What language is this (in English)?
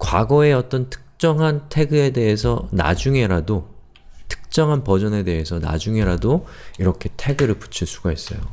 Korean